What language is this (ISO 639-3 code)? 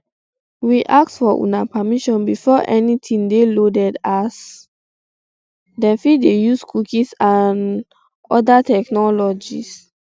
pcm